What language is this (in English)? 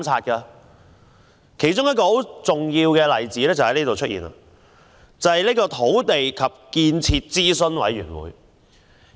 Cantonese